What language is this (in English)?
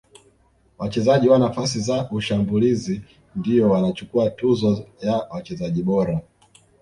Swahili